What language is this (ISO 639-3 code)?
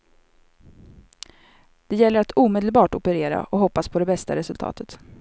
swe